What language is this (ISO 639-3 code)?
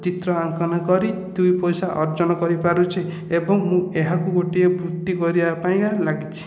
ori